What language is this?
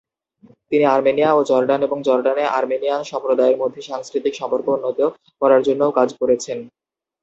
Bangla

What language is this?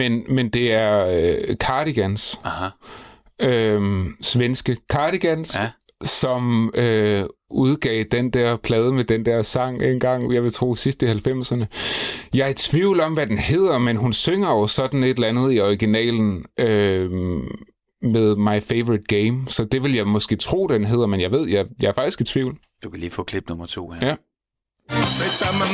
Danish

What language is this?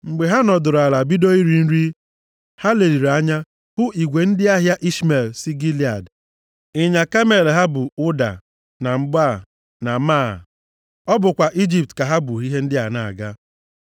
Igbo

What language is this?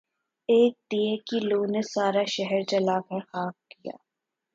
Urdu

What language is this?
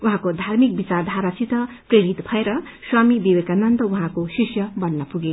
Nepali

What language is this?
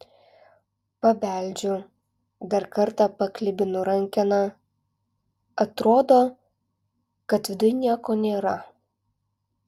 Lithuanian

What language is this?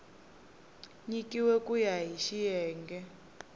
Tsonga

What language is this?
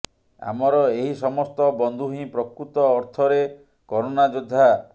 Odia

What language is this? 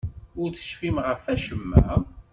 Kabyle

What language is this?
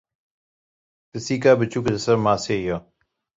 Kurdish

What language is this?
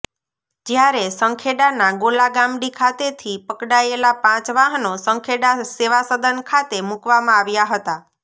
Gujarati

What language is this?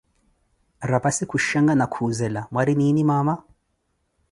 Koti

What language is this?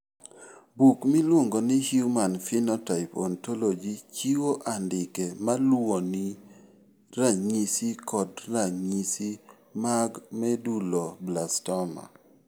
Luo (Kenya and Tanzania)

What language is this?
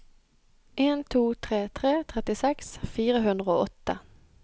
Norwegian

